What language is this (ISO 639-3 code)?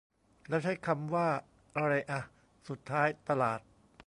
tha